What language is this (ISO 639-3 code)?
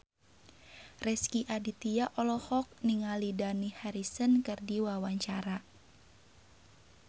sun